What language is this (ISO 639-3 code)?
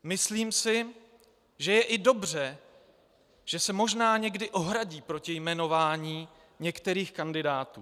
ces